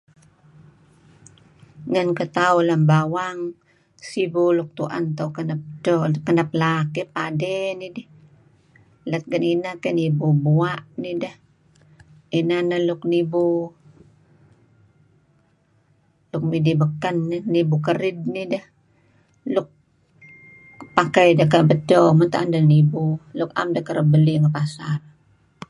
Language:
Kelabit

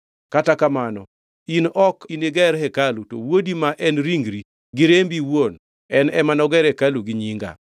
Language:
Luo (Kenya and Tanzania)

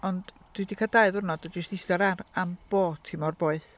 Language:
Welsh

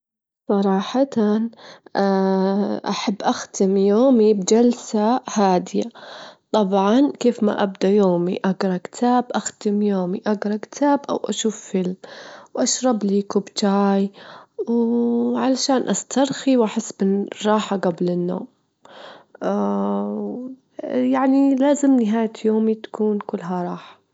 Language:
Gulf Arabic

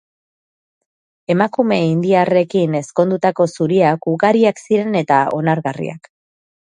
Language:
Basque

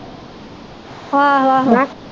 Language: Punjabi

